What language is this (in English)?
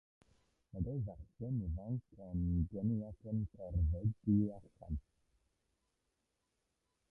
Welsh